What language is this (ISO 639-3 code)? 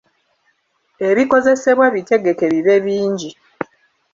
lug